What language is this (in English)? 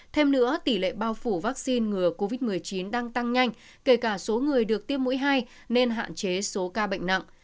Vietnamese